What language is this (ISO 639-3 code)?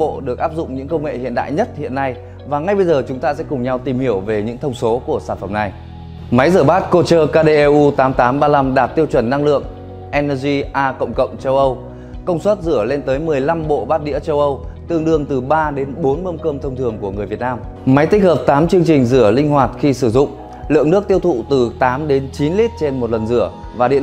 vie